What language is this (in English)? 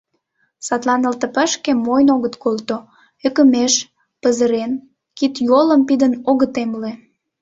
Mari